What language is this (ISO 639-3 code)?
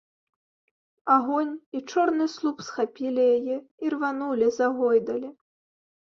bel